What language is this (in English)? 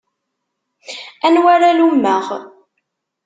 Kabyle